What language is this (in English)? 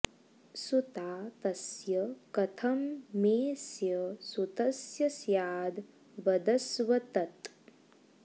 Sanskrit